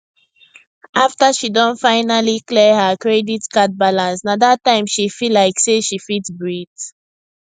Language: Nigerian Pidgin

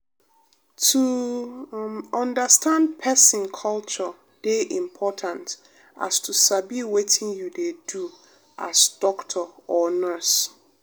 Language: Nigerian Pidgin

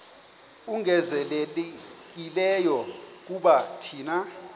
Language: Xhosa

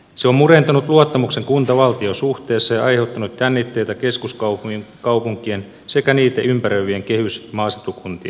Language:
Finnish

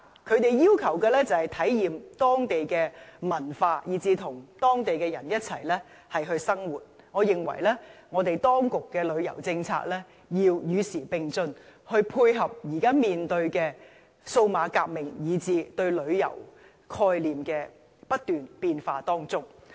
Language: Cantonese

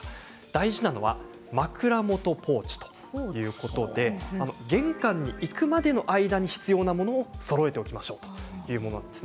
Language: Japanese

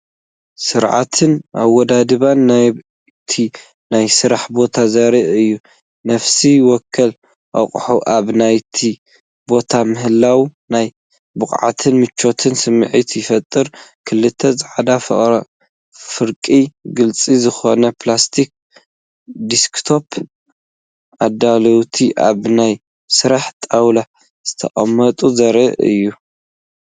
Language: Tigrinya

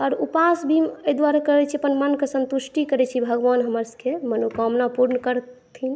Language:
Maithili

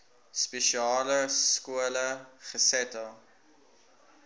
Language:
Afrikaans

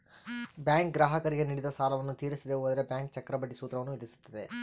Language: Kannada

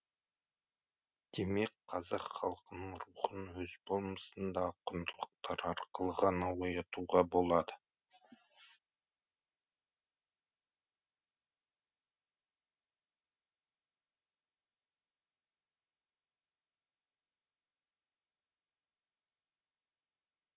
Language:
Kazakh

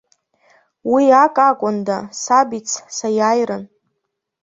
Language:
Abkhazian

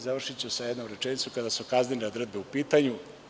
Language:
Serbian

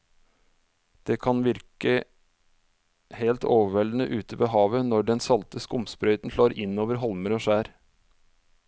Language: Norwegian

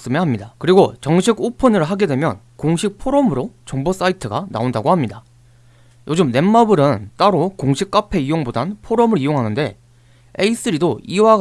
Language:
Korean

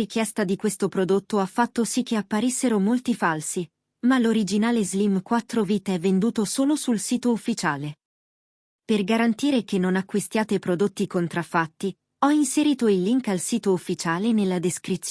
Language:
Italian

